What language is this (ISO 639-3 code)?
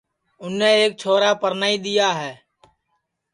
ssi